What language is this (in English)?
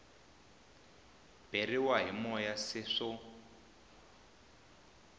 Tsonga